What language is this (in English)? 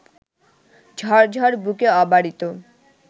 Bangla